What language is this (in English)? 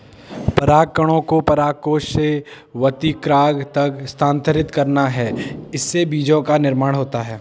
Hindi